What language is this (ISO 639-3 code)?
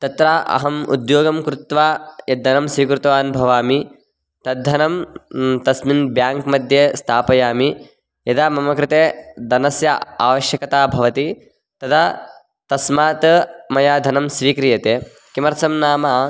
san